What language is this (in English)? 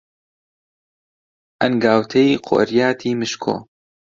Central Kurdish